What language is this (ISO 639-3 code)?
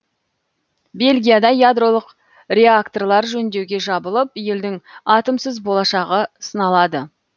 kaz